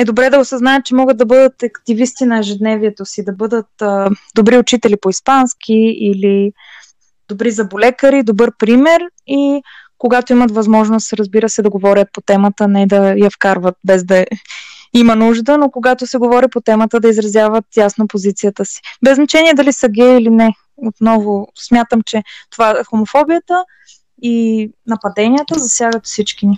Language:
Bulgarian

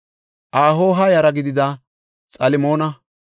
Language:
Gofa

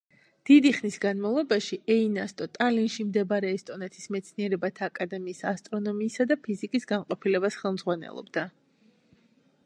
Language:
Georgian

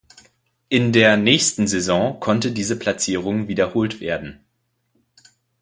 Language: German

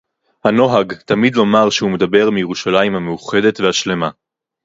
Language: Hebrew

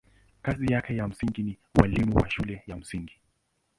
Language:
Swahili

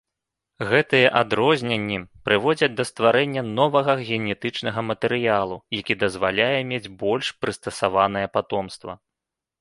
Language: Belarusian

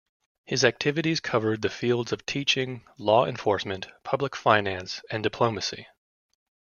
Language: English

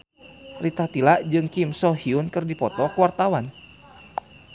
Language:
Sundanese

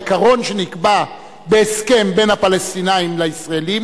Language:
Hebrew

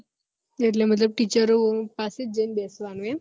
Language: Gujarati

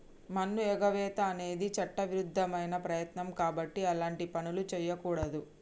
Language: Telugu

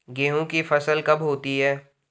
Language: Hindi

